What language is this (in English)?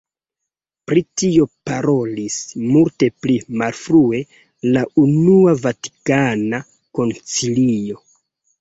Esperanto